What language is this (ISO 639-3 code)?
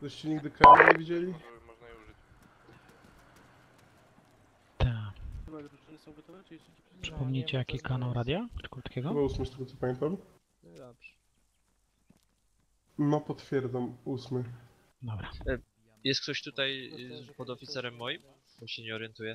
pol